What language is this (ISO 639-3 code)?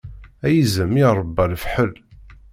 kab